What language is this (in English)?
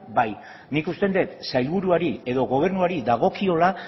Basque